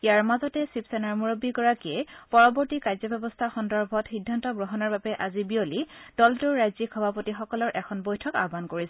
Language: Assamese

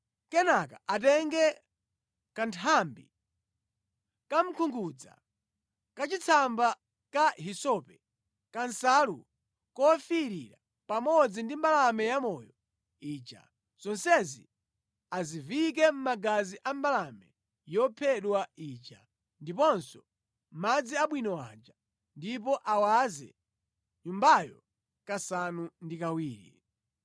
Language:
Nyanja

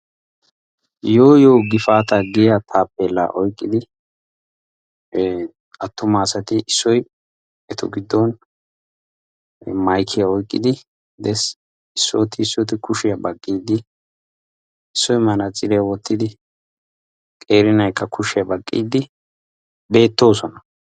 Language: Wolaytta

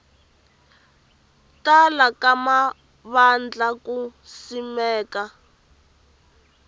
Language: Tsonga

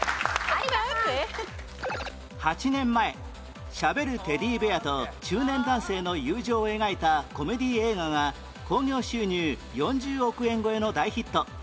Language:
Japanese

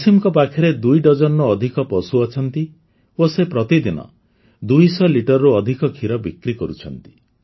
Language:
Odia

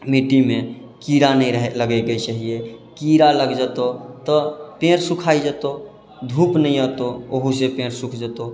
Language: Maithili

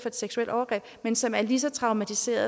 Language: Danish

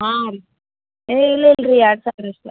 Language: Kannada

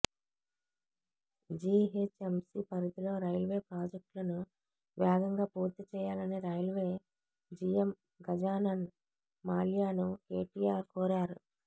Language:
Telugu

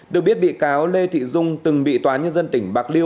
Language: Vietnamese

